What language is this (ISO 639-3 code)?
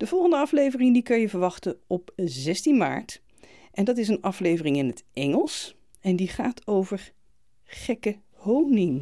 nld